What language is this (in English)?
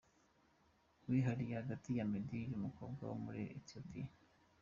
Kinyarwanda